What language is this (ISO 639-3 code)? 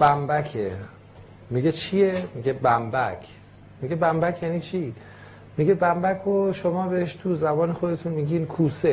fas